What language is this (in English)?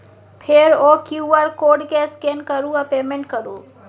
Maithili